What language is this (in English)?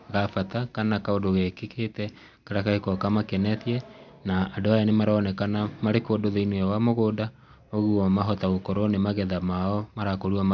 Kikuyu